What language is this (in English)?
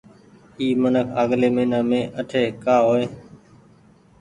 Goaria